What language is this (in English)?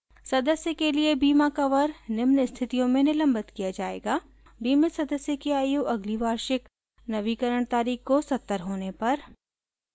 Hindi